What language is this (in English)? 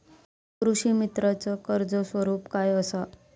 Marathi